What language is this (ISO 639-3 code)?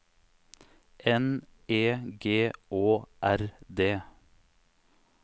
nor